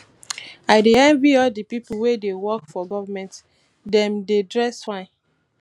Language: Nigerian Pidgin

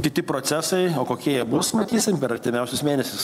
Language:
Lithuanian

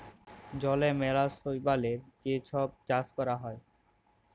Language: Bangla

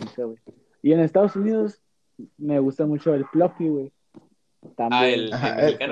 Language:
Spanish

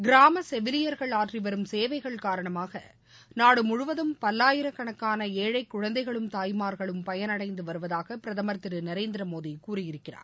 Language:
Tamil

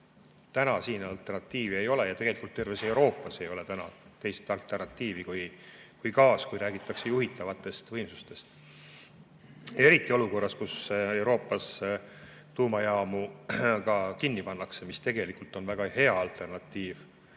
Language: Estonian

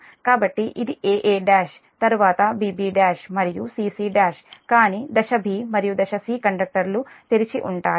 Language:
Telugu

